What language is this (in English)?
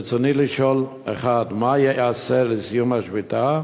Hebrew